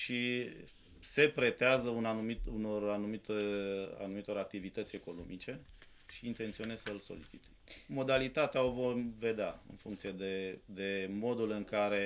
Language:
Romanian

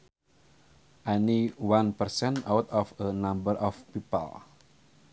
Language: Sundanese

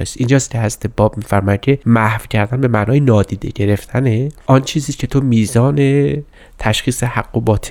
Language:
Persian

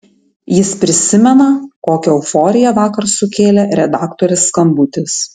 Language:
Lithuanian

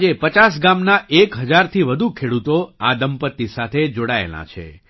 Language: Gujarati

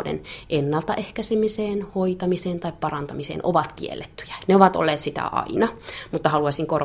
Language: Finnish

